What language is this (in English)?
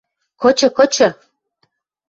Western Mari